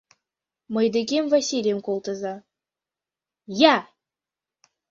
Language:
Mari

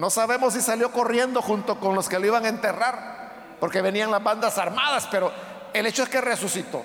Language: Spanish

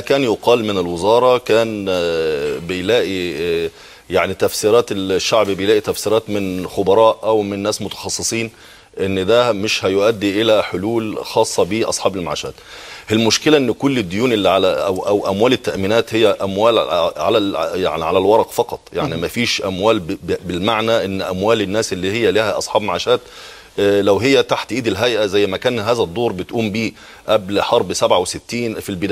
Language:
Arabic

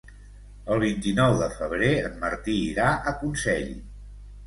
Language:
Catalan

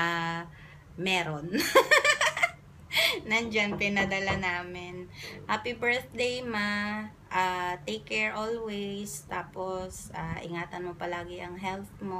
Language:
Filipino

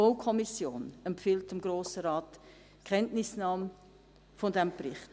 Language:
Swiss German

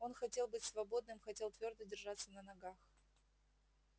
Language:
Russian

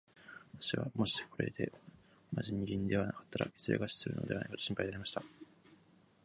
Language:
Japanese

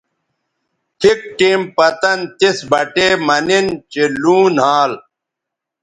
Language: Bateri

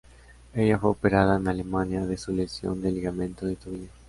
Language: Spanish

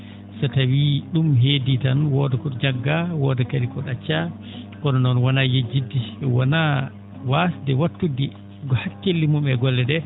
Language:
Fula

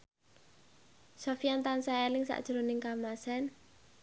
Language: Javanese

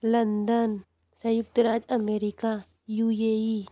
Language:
Hindi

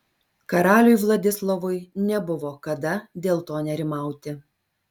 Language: Lithuanian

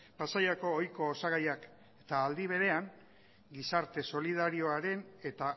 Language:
Basque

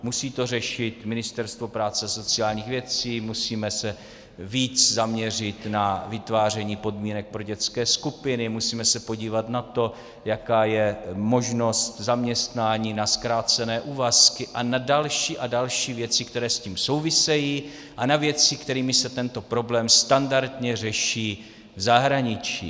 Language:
Czech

